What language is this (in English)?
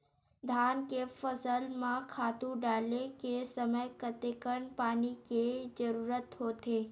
Chhattisgarhi